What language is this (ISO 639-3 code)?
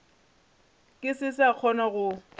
nso